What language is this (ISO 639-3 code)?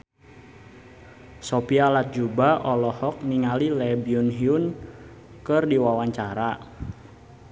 sun